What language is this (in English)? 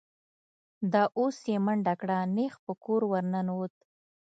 Pashto